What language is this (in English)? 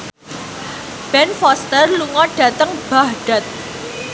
Javanese